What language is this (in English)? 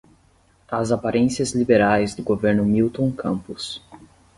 Portuguese